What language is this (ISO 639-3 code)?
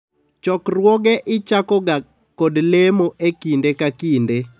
luo